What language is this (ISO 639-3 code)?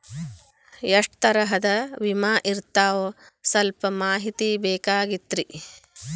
kan